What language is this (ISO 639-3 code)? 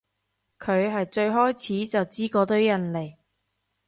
yue